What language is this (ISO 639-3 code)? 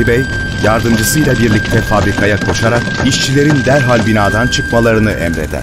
tur